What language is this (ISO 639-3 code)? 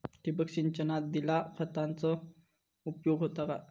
mar